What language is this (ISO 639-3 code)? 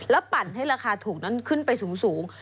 tha